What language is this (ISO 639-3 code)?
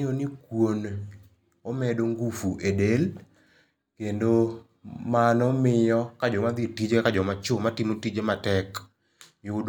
luo